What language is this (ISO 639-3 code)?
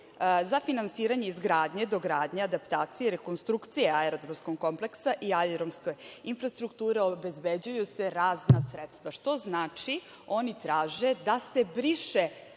srp